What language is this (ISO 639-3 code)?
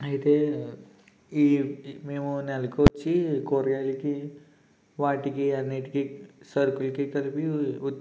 tel